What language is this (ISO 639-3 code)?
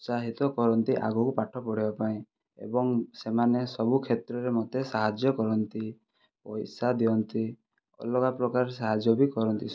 ori